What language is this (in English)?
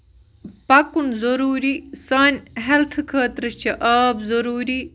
Kashmiri